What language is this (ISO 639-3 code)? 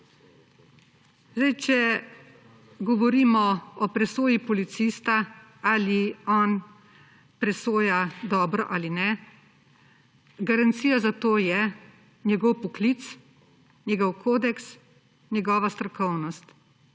slv